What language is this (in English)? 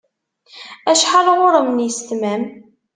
Kabyle